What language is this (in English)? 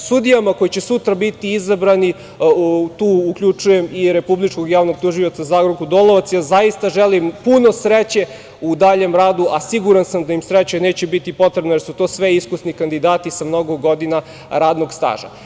Serbian